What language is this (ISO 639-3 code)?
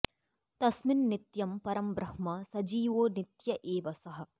san